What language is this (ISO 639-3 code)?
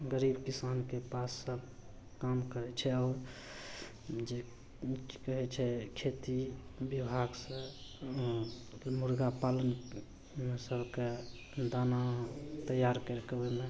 mai